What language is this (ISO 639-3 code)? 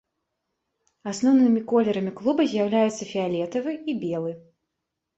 bel